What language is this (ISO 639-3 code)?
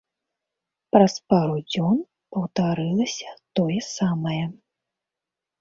bel